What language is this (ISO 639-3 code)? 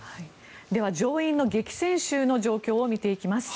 jpn